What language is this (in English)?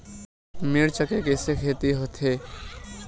Chhattisgarhi